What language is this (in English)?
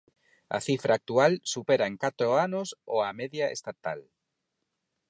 Galician